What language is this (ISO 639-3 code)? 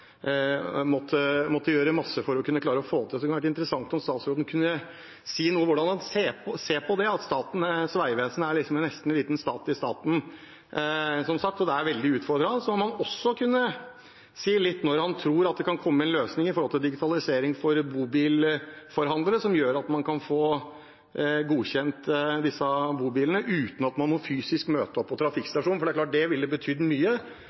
nob